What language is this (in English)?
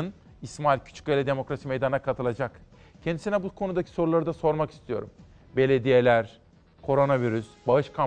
Turkish